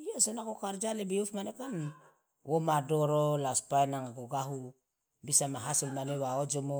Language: Loloda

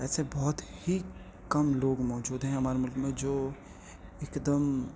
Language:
Urdu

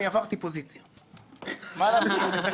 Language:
Hebrew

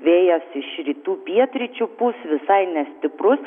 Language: Lithuanian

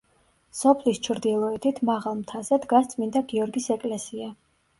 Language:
Georgian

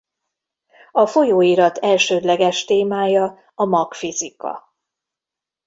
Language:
Hungarian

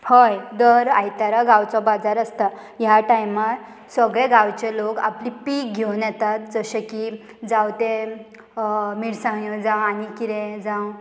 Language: Konkani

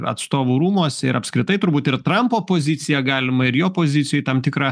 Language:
Lithuanian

